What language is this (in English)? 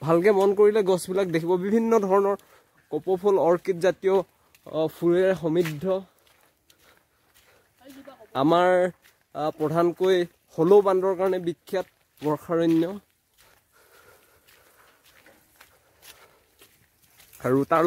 Bangla